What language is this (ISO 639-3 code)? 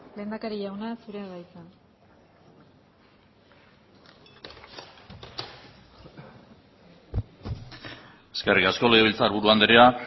eus